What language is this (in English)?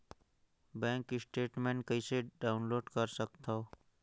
Chhattisgarhi